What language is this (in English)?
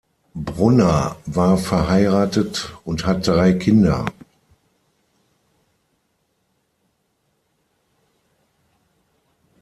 German